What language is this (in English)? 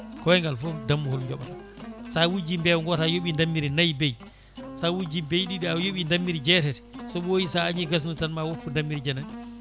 Fula